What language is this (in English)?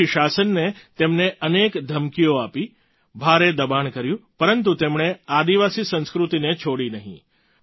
Gujarati